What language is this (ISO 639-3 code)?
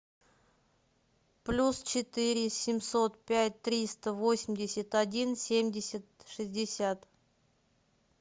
rus